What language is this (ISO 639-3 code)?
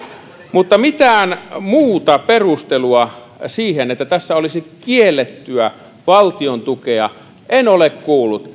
fin